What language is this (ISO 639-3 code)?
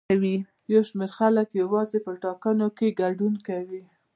pus